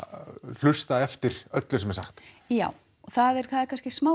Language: Icelandic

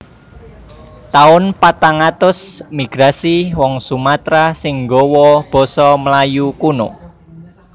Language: Javanese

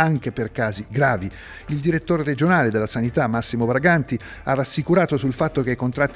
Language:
Italian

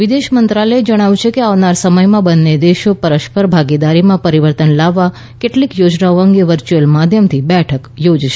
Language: Gujarati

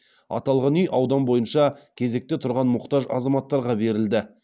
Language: Kazakh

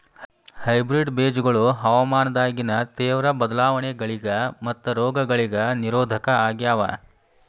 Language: Kannada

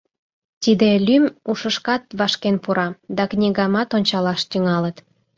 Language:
Mari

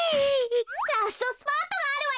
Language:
Japanese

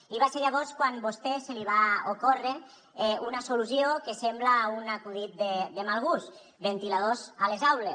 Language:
Catalan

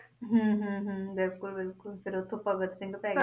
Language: Punjabi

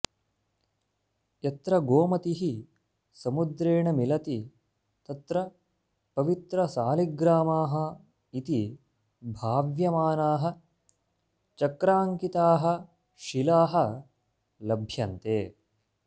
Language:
Sanskrit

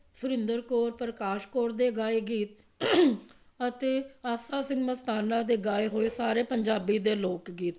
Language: Punjabi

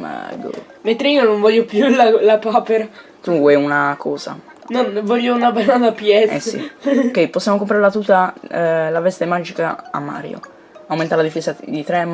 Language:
Italian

